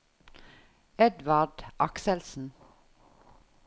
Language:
Norwegian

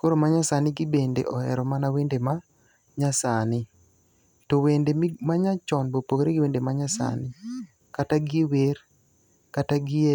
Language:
Luo (Kenya and Tanzania)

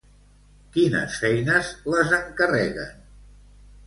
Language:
Catalan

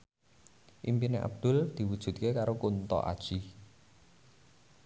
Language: Javanese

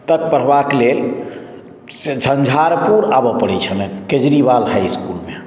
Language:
Maithili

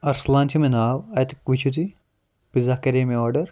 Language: Kashmiri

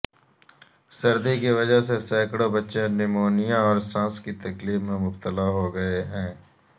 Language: Urdu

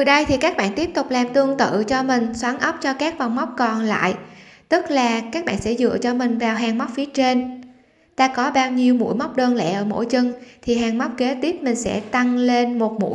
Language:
Vietnamese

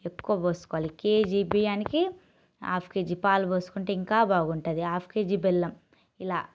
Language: Telugu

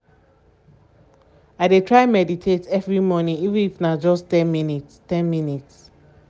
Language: Nigerian Pidgin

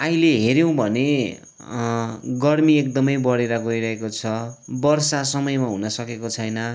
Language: Nepali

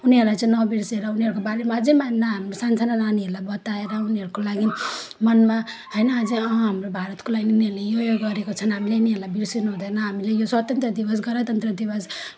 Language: Nepali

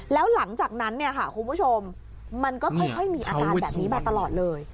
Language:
Thai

